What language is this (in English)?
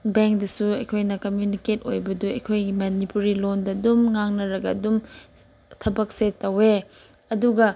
Manipuri